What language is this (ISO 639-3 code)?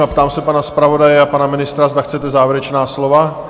ces